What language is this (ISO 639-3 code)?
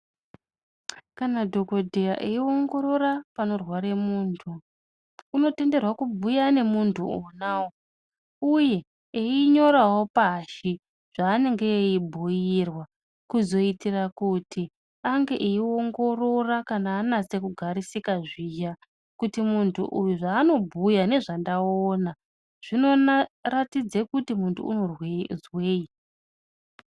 ndc